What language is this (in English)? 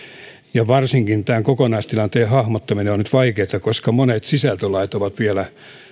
Finnish